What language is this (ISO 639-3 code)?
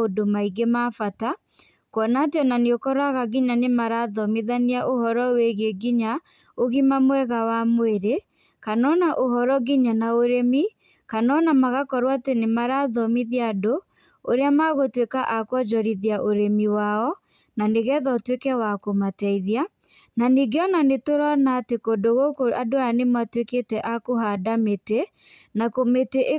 kik